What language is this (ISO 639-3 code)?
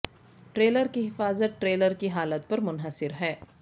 urd